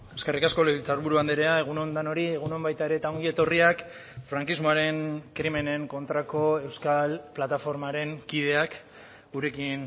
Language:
Basque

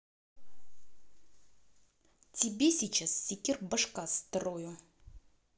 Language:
Russian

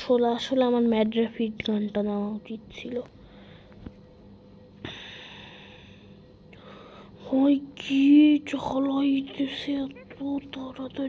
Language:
Romanian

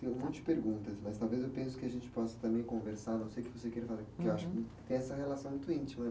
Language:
Portuguese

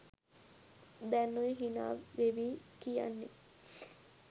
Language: Sinhala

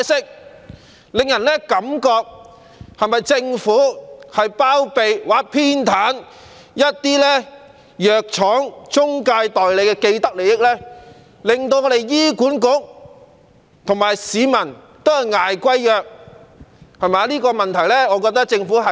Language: Cantonese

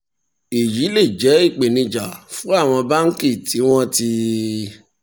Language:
Yoruba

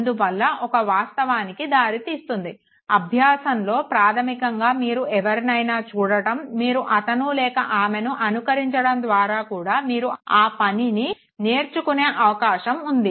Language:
Telugu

